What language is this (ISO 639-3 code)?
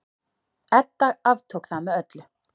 isl